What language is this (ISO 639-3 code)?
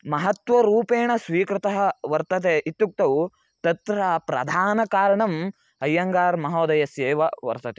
san